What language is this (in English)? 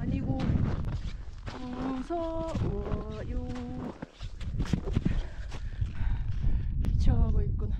Korean